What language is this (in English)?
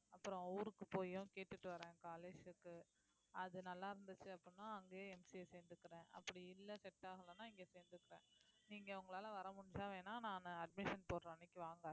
Tamil